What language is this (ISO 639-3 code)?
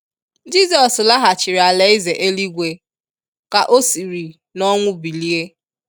ibo